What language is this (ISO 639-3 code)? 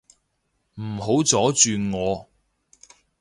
yue